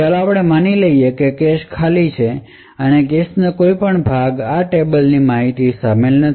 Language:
Gujarati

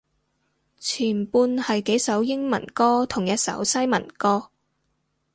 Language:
Cantonese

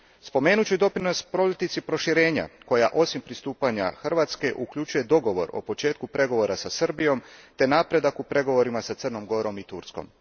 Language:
Croatian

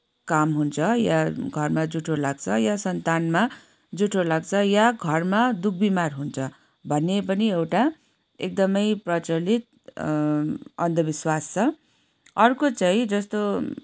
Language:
Nepali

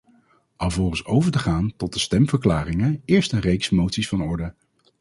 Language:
Dutch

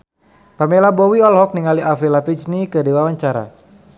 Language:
Sundanese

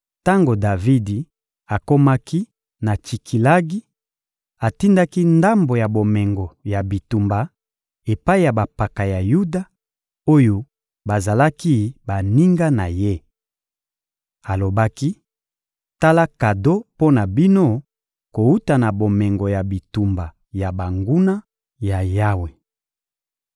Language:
Lingala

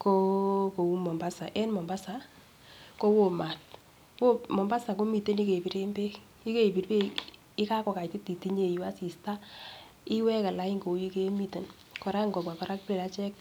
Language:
Kalenjin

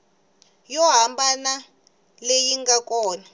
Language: Tsonga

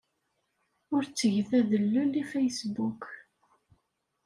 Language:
Kabyle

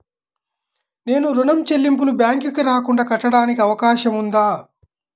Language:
Telugu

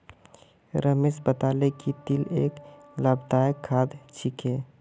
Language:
Magahi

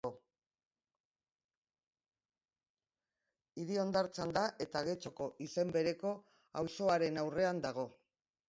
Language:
Basque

